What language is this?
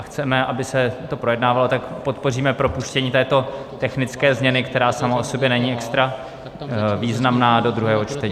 Czech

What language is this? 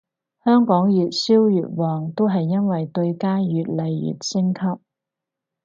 Cantonese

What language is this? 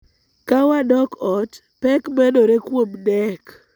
Luo (Kenya and Tanzania)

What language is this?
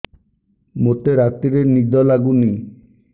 Odia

